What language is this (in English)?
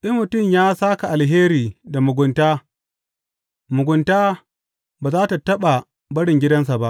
Hausa